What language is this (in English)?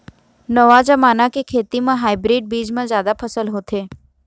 Chhattisgarhi